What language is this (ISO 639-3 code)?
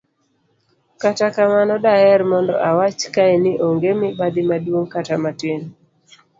luo